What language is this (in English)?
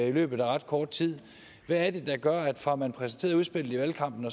Danish